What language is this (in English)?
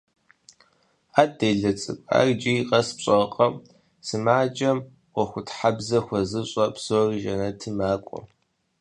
Kabardian